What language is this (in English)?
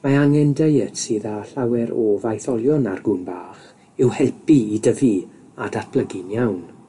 Welsh